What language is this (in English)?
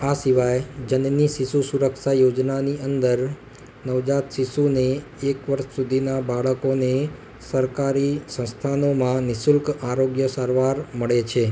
Gujarati